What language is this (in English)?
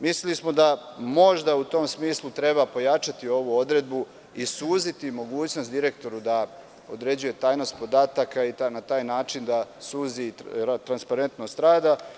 Serbian